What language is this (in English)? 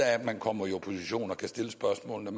Danish